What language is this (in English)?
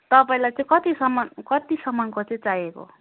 Nepali